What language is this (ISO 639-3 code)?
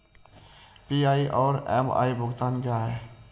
hin